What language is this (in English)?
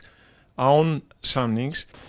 Icelandic